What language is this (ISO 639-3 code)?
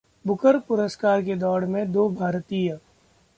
hin